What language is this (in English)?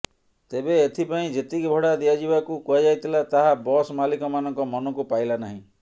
Odia